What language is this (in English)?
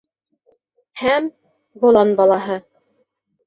Bashkir